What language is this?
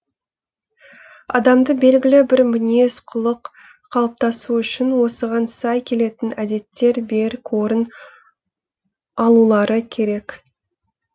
Kazakh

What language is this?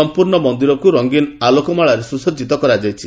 Odia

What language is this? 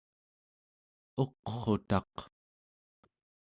Central Yupik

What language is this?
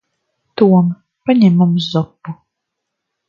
Latvian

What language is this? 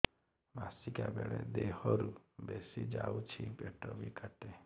Odia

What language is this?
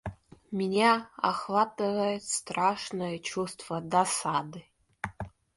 Russian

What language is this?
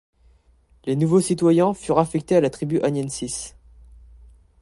French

